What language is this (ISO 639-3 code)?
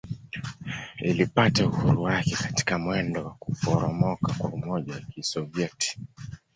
swa